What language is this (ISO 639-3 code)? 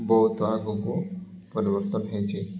ori